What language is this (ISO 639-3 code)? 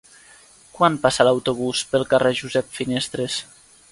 cat